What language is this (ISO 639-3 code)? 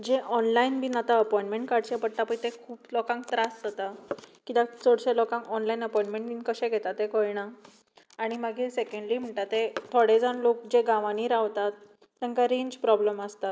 kok